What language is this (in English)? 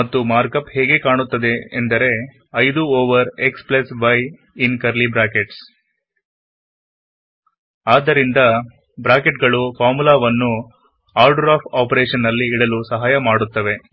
Kannada